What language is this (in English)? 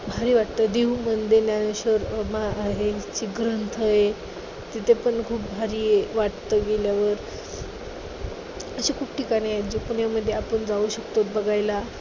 Marathi